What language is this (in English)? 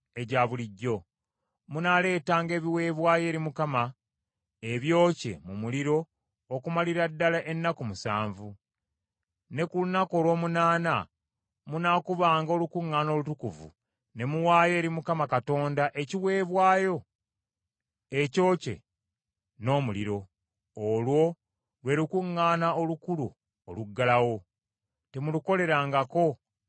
Ganda